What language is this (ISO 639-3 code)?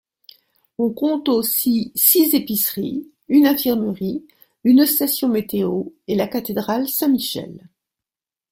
fra